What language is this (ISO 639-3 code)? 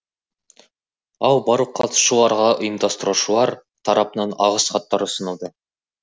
kaz